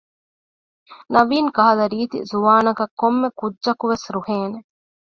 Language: Divehi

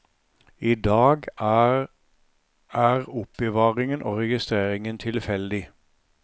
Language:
Norwegian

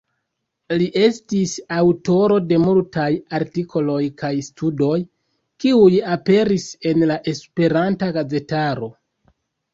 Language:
Esperanto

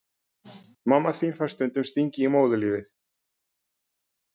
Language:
Icelandic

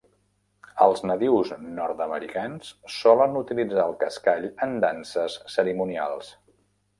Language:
Catalan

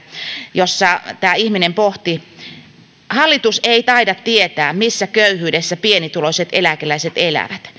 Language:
Finnish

